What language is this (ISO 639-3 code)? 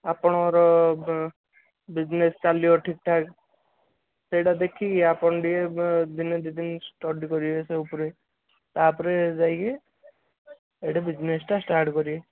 ori